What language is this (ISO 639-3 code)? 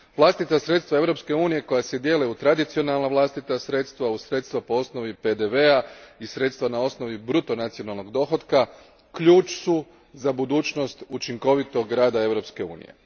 hrv